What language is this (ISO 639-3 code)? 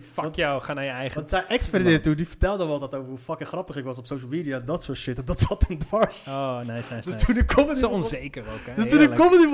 nld